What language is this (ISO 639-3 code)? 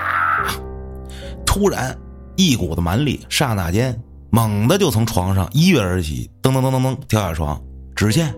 zho